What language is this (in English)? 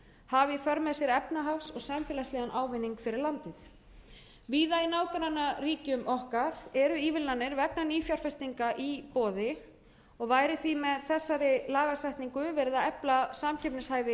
Icelandic